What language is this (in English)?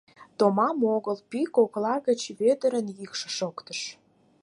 Mari